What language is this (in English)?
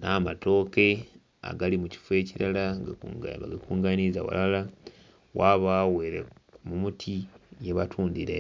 Soga